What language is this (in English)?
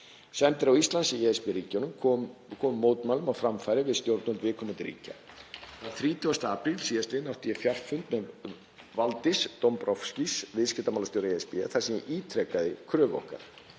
Icelandic